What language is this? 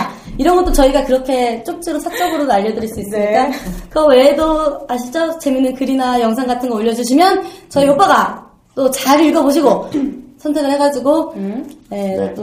Korean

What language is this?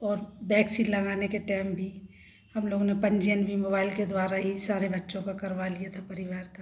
Hindi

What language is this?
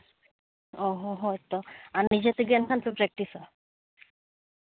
Santali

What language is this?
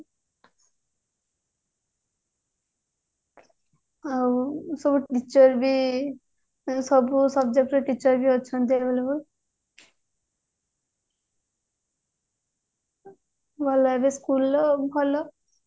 Odia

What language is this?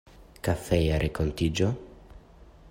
Esperanto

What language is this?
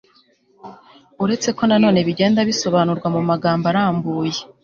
Kinyarwanda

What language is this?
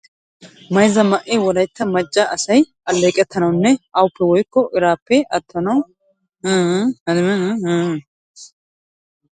Wolaytta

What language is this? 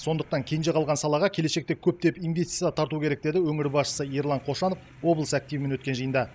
Kazakh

